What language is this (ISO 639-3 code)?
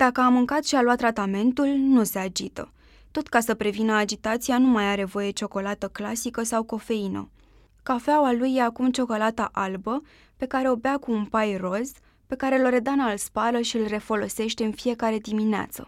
ron